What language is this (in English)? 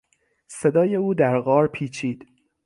Persian